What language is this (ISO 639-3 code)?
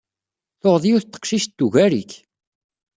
kab